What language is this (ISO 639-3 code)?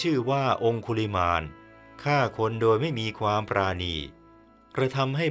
tha